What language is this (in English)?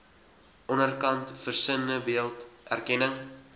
Afrikaans